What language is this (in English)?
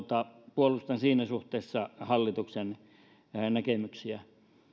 Finnish